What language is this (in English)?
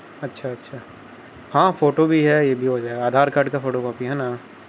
Urdu